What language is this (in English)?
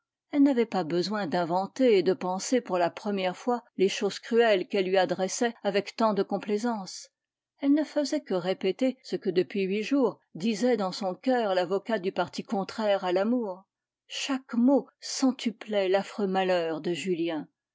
French